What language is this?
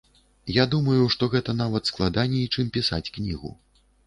Belarusian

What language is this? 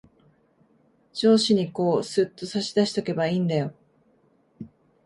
Japanese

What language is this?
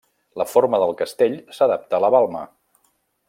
Catalan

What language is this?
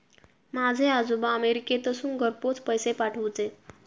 Marathi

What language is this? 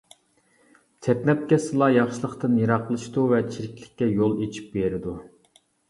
Uyghur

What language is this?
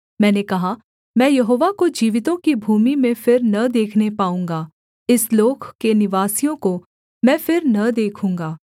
Hindi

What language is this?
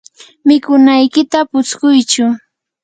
Yanahuanca Pasco Quechua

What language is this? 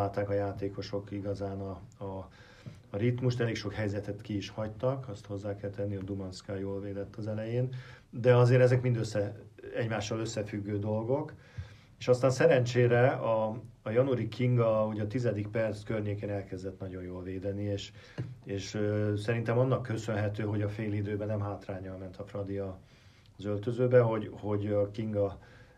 Hungarian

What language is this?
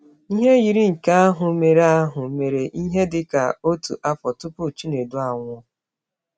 Igbo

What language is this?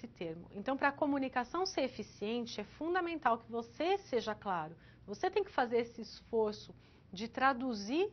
Portuguese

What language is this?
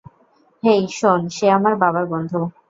Bangla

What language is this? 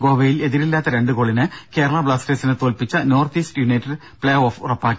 Malayalam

